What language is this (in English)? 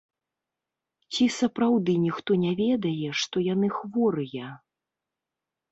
Belarusian